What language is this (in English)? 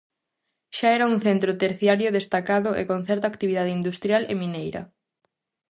Galician